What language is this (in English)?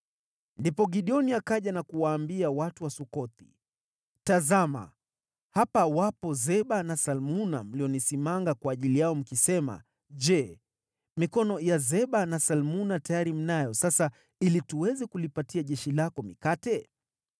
Swahili